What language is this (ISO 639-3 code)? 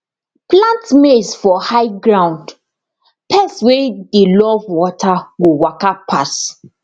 pcm